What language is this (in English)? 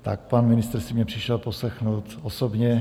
Czech